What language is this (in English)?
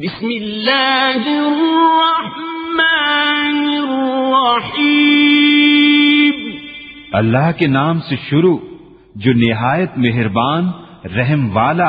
Urdu